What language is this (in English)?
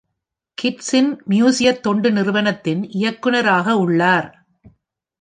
Tamil